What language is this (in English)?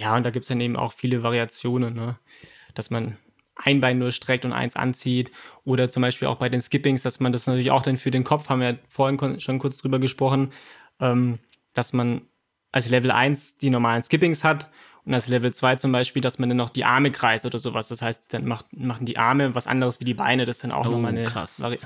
German